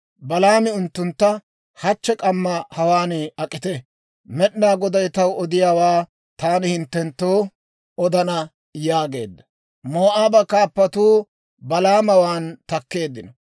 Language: Dawro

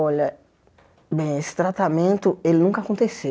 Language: Portuguese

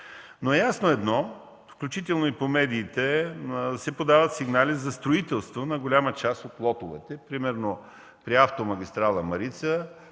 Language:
Bulgarian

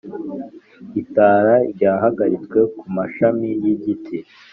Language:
Kinyarwanda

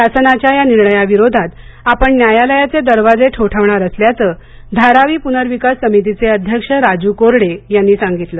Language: Marathi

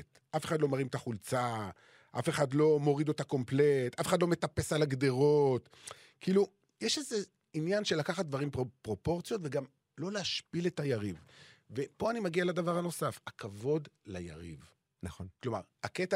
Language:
Hebrew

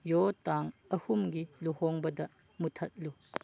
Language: Manipuri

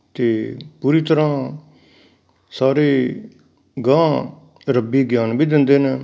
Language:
Punjabi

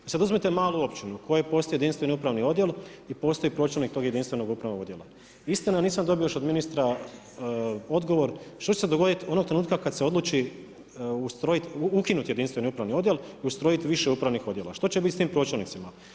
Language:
Croatian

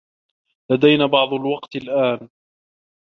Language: Arabic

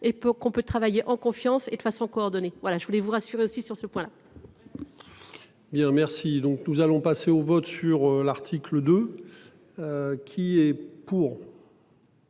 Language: French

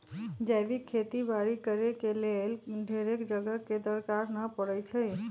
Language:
Magahi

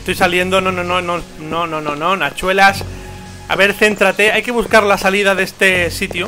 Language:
Spanish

